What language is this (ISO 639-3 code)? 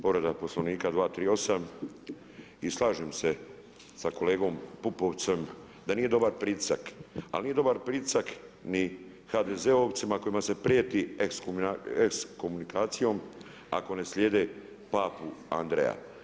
hrv